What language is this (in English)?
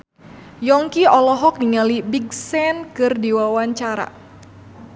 Sundanese